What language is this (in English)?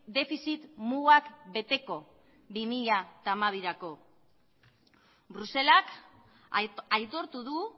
Basque